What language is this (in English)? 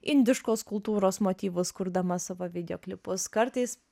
Lithuanian